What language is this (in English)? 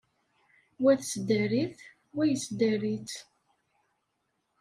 Kabyle